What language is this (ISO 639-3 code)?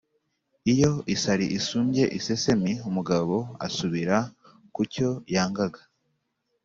kin